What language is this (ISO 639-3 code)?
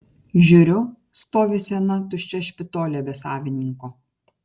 lit